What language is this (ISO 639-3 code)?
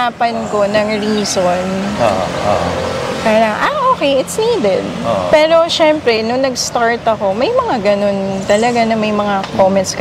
fil